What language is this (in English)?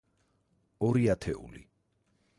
Georgian